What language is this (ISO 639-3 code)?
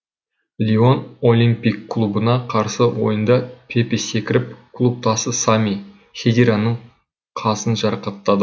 kaz